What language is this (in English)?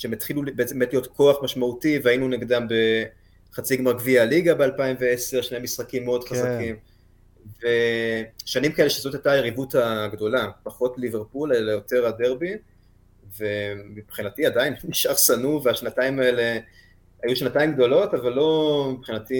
Hebrew